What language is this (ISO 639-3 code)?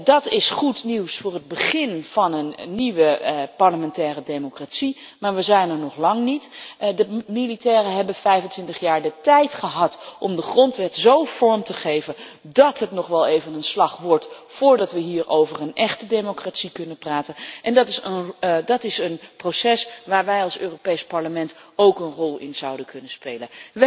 nld